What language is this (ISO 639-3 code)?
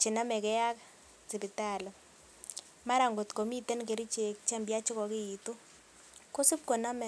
kln